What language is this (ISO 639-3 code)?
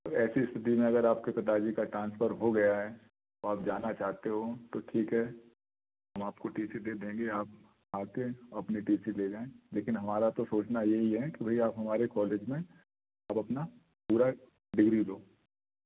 hin